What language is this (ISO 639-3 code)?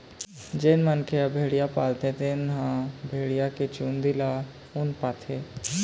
hne